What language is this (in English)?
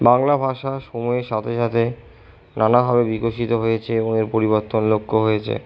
Bangla